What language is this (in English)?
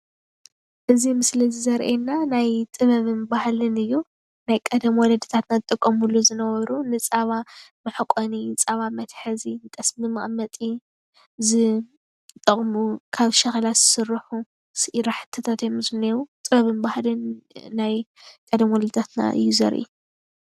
Tigrinya